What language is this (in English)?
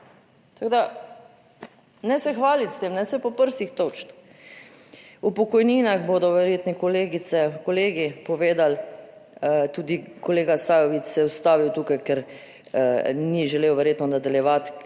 Slovenian